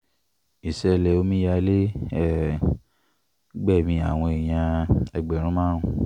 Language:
Yoruba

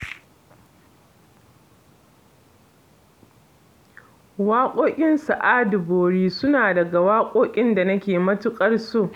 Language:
Hausa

